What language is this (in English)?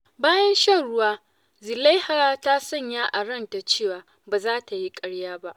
Hausa